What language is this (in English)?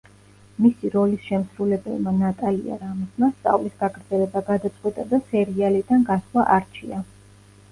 Georgian